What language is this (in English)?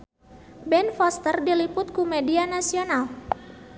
Sundanese